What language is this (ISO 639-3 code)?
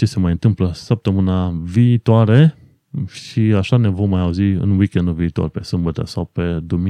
ron